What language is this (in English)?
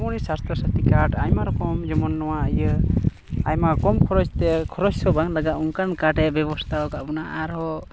Santali